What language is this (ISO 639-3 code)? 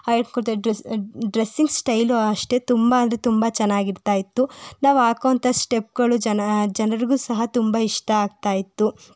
kan